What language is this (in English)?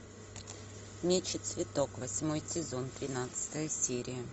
Russian